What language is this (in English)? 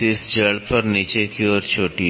Hindi